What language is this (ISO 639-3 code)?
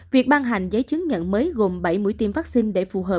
vie